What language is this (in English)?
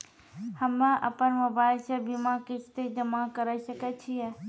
Maithili